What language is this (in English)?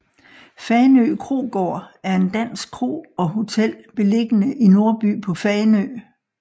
Danish